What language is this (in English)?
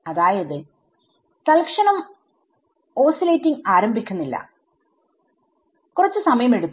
Malayalam